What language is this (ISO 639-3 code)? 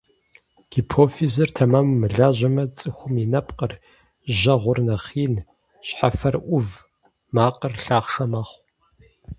kbd